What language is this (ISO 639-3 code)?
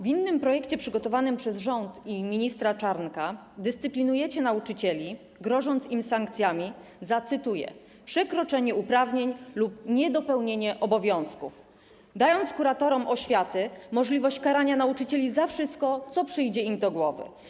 pol